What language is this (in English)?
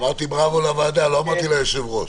Hebrew